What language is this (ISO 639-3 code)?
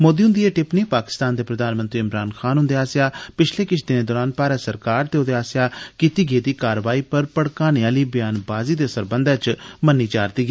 doi